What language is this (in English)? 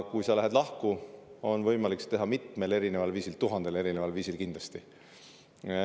Estonian